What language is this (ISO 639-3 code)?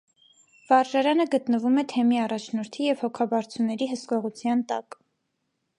hye